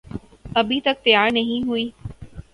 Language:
Urdu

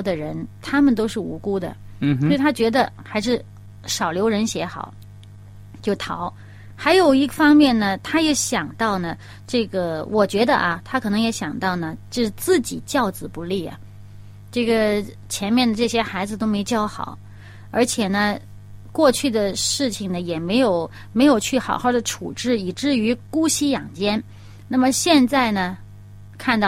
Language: Chinese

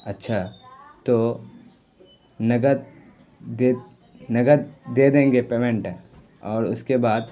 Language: Urdu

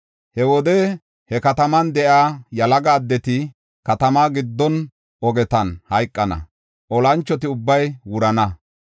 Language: Gofa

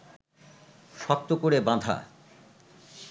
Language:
Bangla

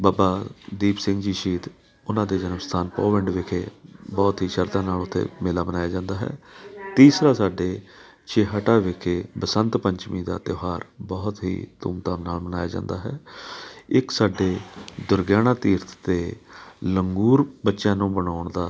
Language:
Punjabi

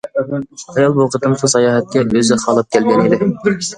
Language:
Uyghur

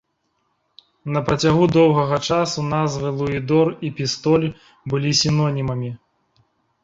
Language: Belarusian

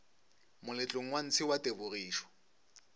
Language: Northern Sotho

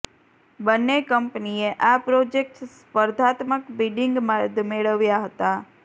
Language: Gujarati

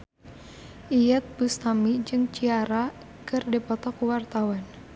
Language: Sundanese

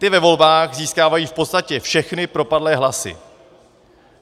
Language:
Czech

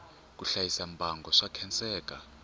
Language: Tsonga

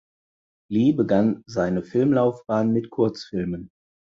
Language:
German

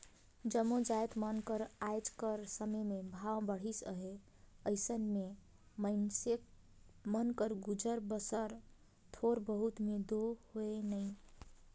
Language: Chhattisgarhi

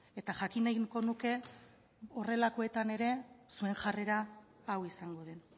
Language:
Basque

